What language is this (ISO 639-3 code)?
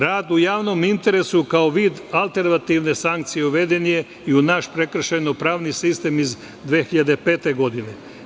srp